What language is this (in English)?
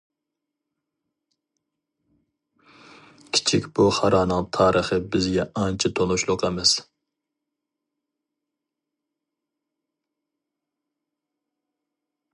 Uyghur